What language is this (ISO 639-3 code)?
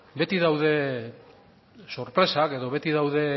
eus